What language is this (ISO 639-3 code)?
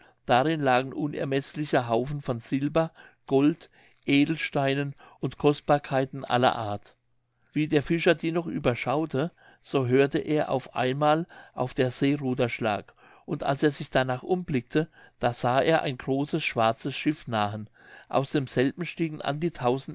deu